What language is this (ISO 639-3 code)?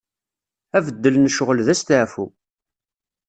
kab